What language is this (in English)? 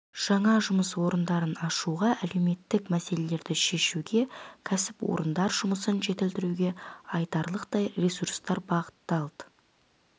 Kazakh